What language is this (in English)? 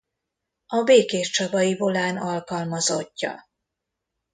Hungarian